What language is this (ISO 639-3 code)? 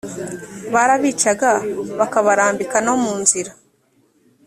kin